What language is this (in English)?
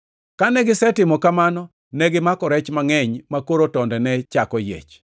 Luo (Kenya and Tanzania)